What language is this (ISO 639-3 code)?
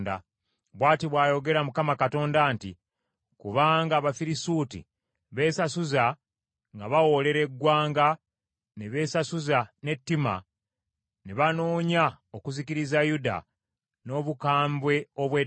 lug